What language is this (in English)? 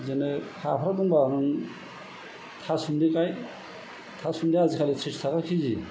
Bodo